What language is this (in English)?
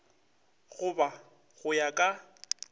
Northern Sotho